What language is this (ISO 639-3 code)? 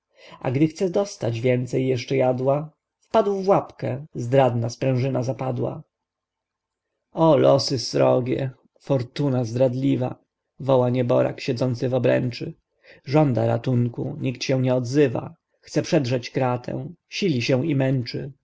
pol